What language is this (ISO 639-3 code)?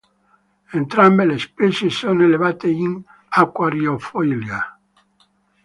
ita